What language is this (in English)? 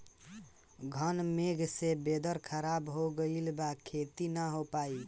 Bhojpuri